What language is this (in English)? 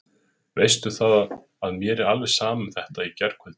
Icelandic